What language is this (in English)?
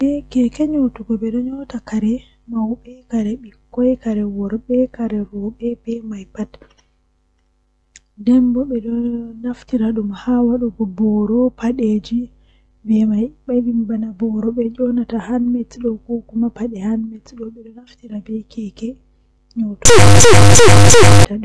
Western Niger Fulfulde